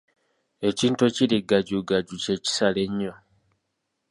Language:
Ganda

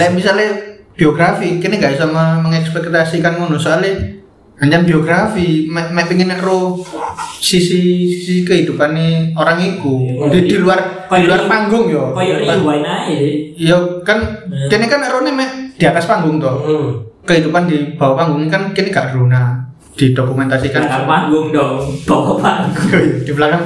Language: Indonesian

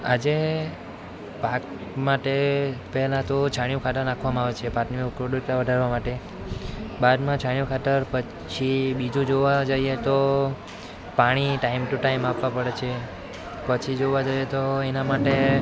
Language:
Gujarati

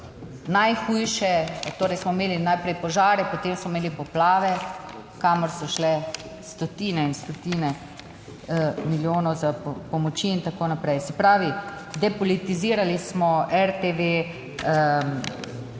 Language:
Slovenian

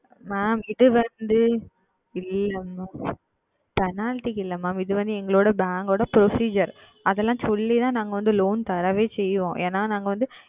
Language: Tamil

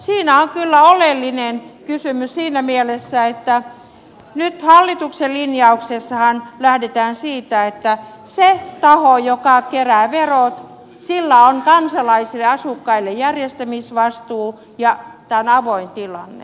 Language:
Finnish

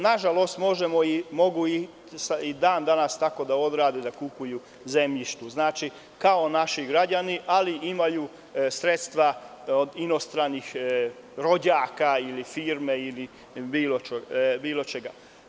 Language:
Serbian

